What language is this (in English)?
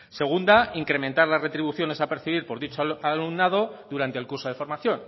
Spanish